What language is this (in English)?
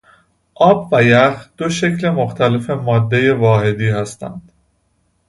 Persian